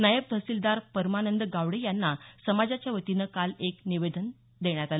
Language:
Marathi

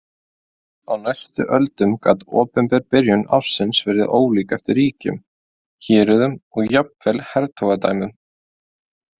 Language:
Icelandic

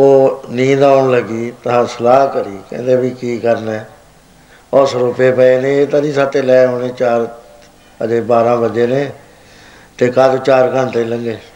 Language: Punjabi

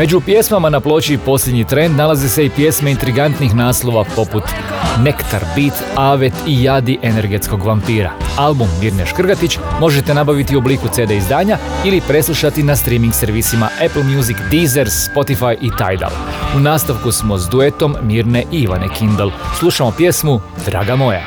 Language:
Croatian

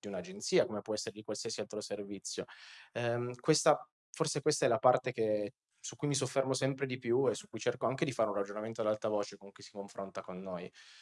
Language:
Italian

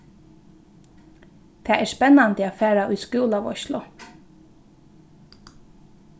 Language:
Faroese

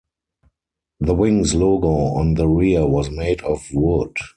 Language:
English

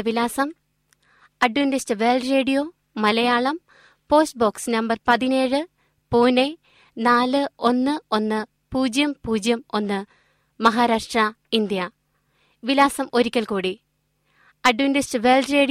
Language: Malayalam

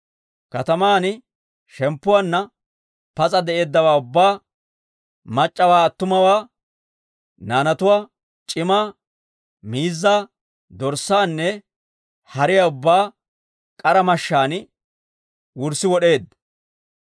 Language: Dawro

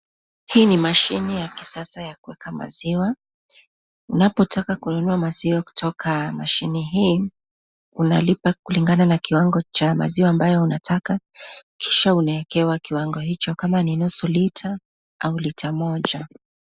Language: Swahili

